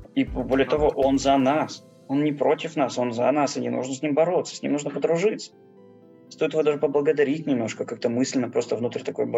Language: Russian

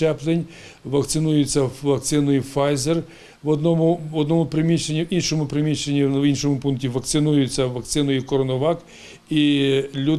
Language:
Ukrainian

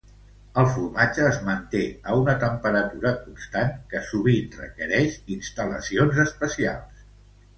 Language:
Catalan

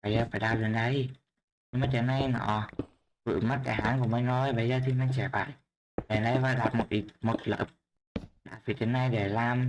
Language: Vietnamese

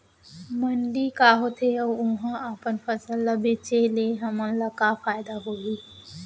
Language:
Chhattisgarhi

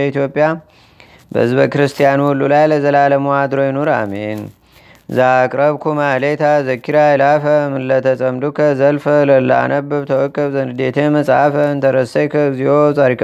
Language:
Amharic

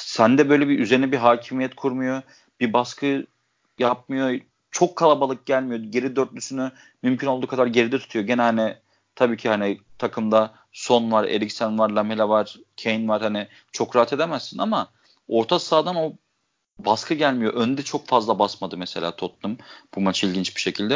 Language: Turkish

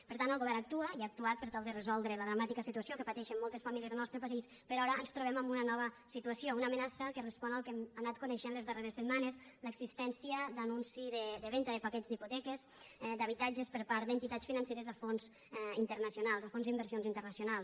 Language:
Catalan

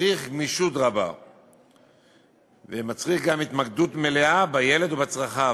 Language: Hebrew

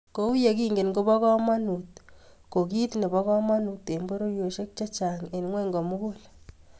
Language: Kalenjin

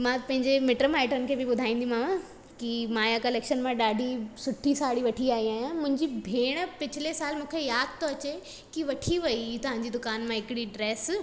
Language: Sindhi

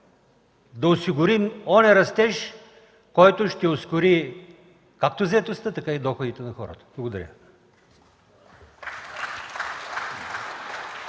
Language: Bulgarian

